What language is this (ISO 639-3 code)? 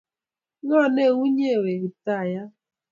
kln